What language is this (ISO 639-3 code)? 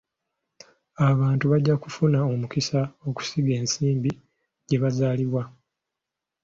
lug